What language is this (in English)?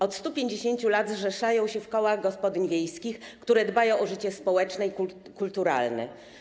Polish